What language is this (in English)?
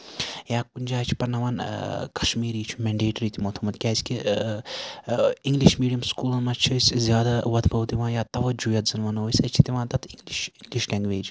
Kashmiri